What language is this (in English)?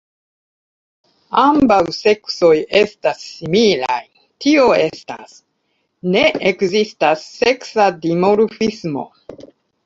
Esperanto